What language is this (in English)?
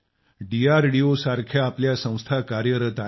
Marathi